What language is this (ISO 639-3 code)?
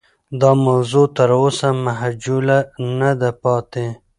pus